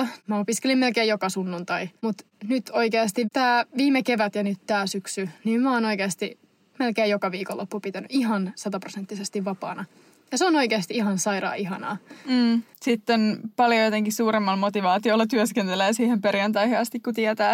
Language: Finnish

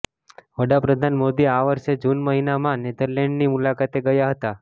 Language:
Gujarati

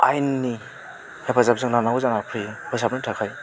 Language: Bodo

